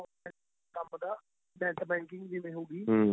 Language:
Punjabi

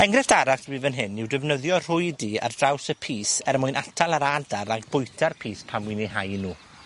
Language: Welsh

